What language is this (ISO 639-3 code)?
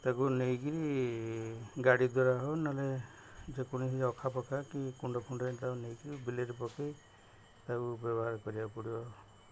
ori